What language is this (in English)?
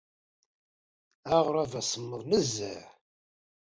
Kabyle